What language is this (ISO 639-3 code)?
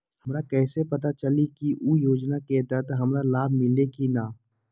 mag